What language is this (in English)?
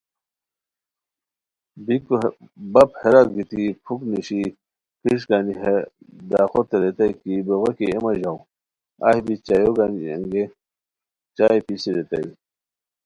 Khowar